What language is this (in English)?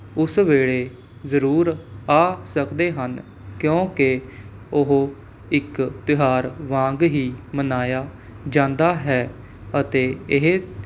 Punjabi